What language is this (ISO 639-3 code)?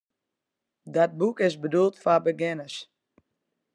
fry